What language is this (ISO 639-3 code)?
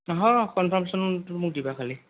asm